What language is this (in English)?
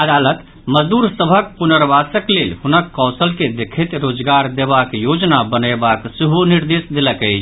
Maithili